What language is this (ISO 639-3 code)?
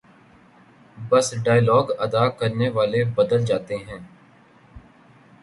urd